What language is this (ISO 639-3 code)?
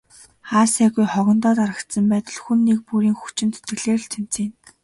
mon